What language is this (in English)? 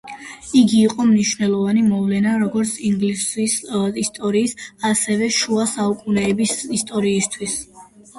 Georgian